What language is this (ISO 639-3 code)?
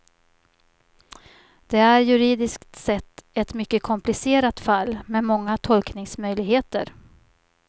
swe